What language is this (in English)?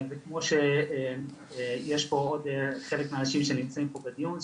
Hebrew